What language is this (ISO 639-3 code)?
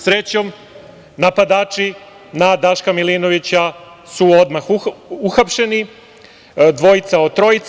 srp